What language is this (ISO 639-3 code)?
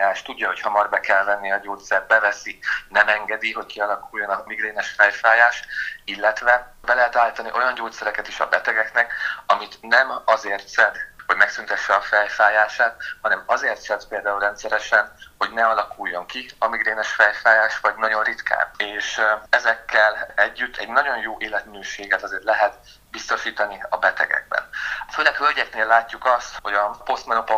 hun